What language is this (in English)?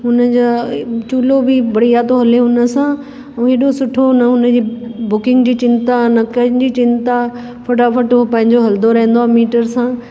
Sindhi